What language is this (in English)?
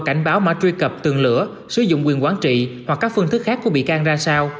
Vietnamese